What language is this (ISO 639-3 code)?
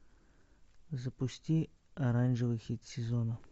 rus